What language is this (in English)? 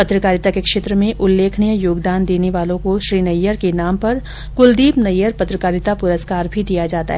Hindi